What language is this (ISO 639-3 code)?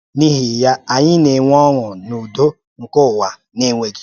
ibo